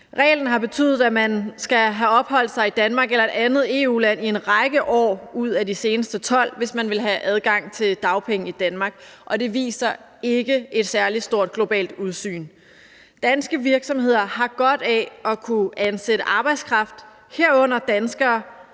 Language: Danish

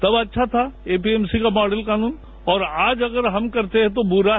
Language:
Hindi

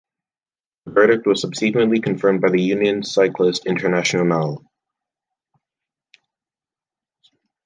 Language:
English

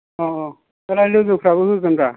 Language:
Bodo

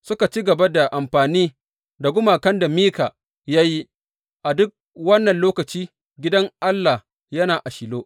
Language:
Hausa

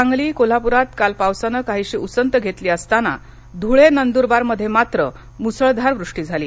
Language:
Marathi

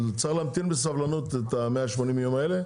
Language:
Hebrew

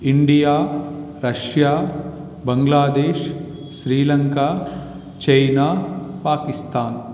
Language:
Sanskrit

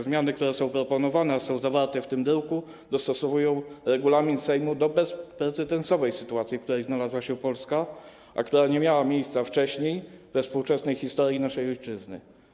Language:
Polish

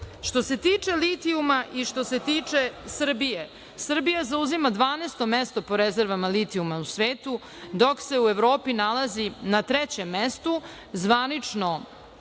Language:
Serbian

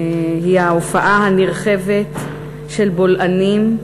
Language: Hebrew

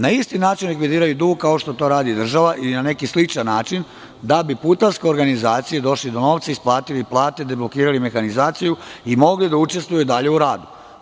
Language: Serbian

